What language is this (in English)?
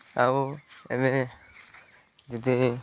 Odia